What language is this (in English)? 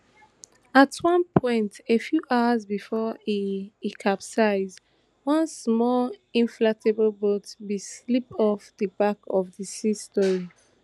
Nigerian Pidgin